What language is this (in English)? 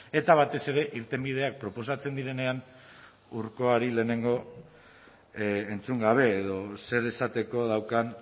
Basque